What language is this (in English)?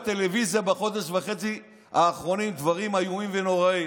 Hebrew